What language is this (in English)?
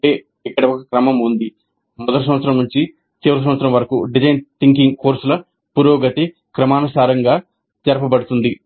Telugu